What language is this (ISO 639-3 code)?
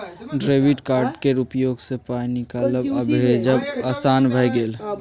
mai